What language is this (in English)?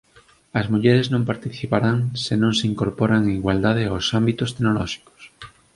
Galician